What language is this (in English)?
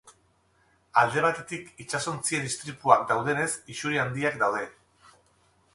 Basque